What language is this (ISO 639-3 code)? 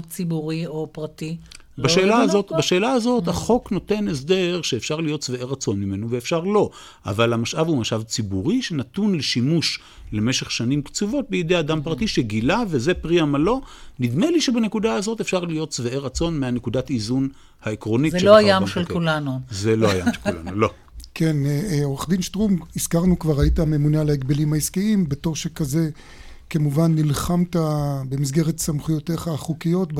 heb